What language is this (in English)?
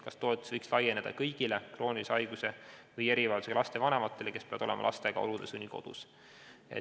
Estonian